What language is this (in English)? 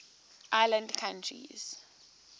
English